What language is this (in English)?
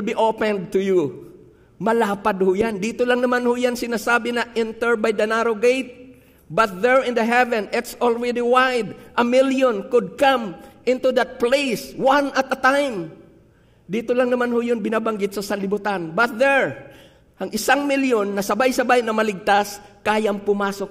Filipino